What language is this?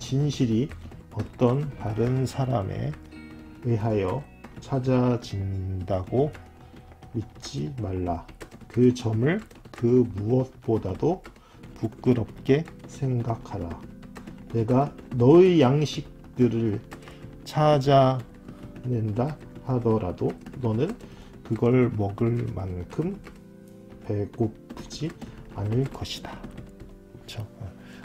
Korean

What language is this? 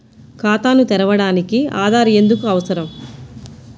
Telugu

